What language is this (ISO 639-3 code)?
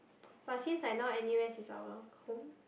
eng